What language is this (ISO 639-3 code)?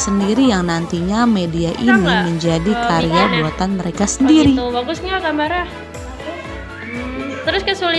ind